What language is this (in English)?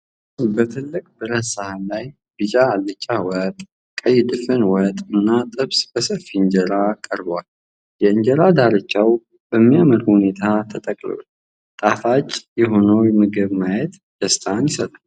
Amharic